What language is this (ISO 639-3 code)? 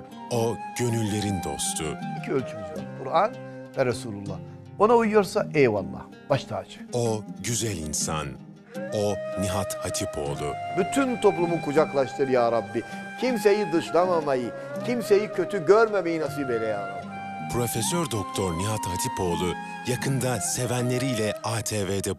tur